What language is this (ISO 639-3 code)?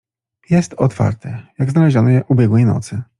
pol